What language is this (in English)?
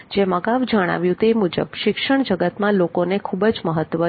Gujarati